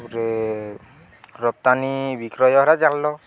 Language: Odia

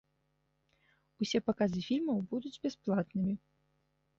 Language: Belarusian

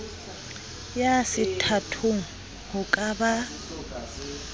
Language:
Southern Sotho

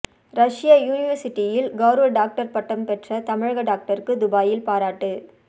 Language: Tamil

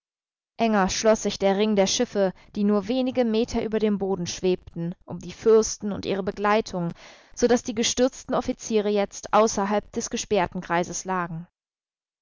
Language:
German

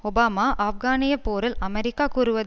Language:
Tamil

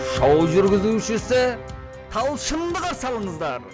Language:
Kazakh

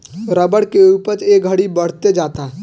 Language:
Bhojpuri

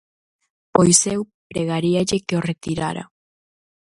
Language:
Galician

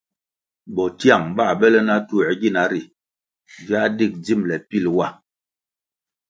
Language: Kwasio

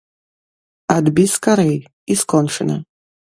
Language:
Belarusian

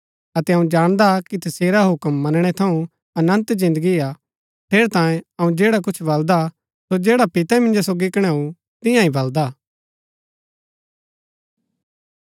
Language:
Gaddi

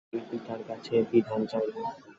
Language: Bangla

